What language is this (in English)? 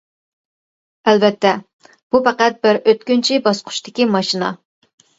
Uyghur